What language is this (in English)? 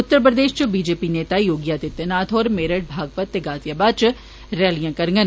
Dogri